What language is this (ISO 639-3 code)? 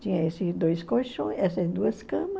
por